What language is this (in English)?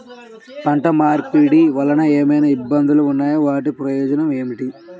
Telugu